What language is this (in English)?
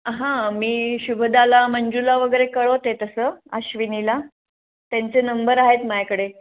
Marathi